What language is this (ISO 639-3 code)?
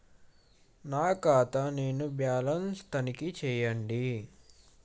tel